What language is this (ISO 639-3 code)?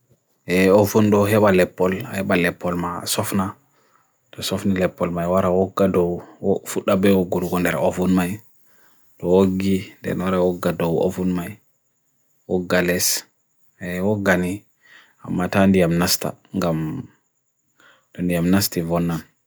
fui